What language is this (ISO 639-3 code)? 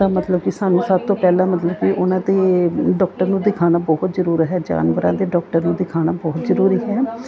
pan